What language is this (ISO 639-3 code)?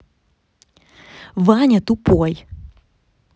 rus